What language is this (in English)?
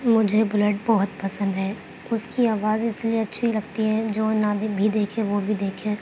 Urdu